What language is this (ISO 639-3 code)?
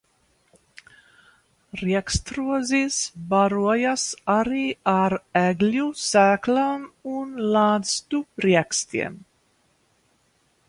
lav